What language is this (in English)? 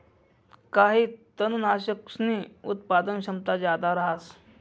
Marathi